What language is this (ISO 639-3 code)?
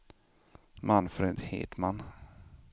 swe